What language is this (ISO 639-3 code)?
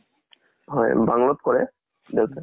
asm